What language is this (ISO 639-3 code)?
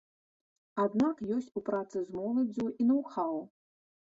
bel